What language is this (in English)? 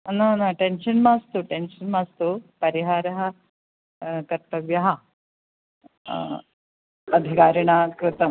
Sanskrit